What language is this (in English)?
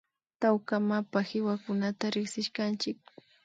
Imbabura Highland Quichua